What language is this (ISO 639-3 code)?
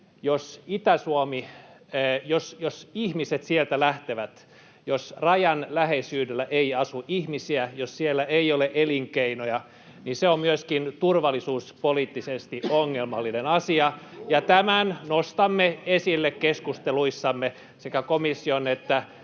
fin